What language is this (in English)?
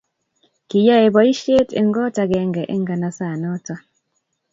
Kalenjin